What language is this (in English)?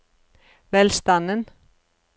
Norwegian